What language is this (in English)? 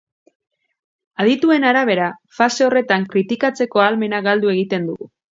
Basque